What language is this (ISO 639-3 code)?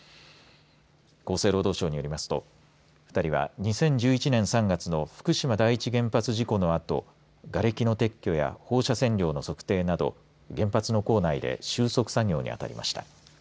jpn